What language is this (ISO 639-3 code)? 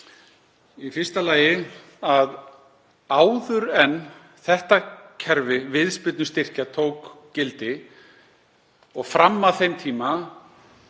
isl